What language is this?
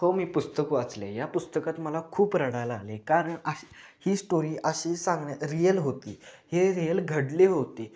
Marathi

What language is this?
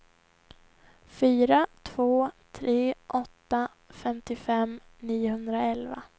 Swedish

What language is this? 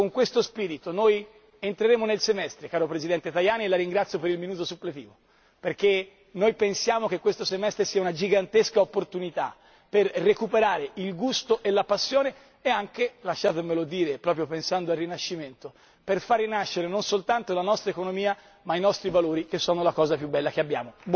Italian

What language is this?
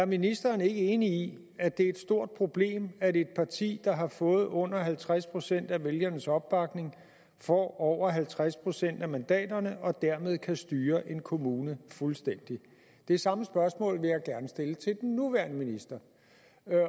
Danish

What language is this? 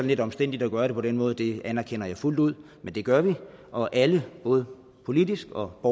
Danish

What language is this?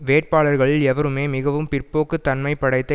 Tamil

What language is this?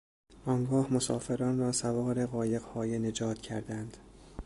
Persian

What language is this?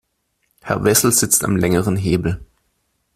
German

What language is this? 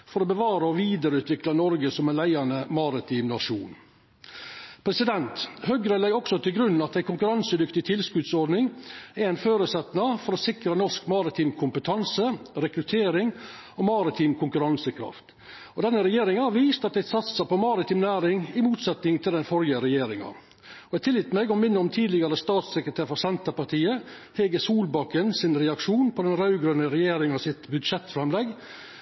Norwegian Nynorsk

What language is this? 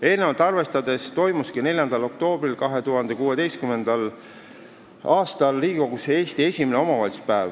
Estonian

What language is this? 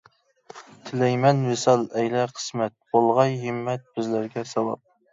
Uyghur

